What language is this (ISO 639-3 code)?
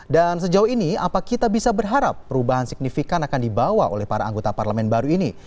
ind